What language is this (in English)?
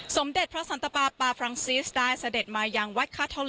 Thai